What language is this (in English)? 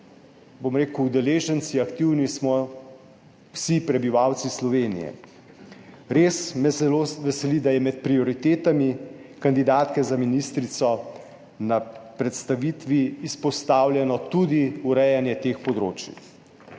Slovenian